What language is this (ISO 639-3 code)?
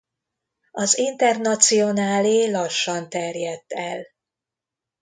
hun